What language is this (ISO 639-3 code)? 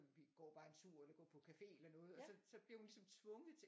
dan